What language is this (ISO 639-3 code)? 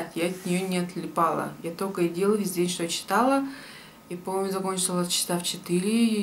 rus